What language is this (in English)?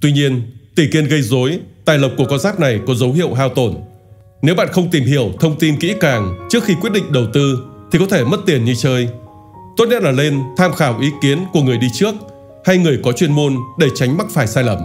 Vietnamese